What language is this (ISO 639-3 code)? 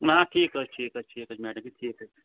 kas